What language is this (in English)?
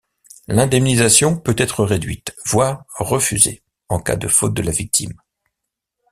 French